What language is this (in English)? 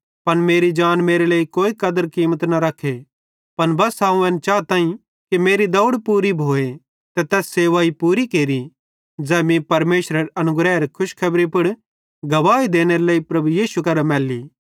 Bhadrawahi